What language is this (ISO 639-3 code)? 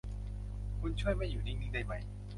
tha